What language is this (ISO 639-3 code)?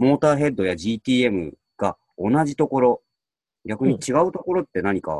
jpn